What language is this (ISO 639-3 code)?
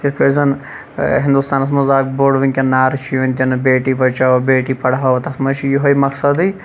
kas